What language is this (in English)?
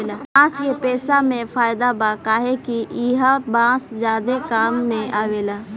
Bhojpuri